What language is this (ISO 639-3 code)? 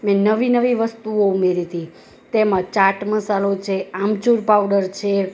guj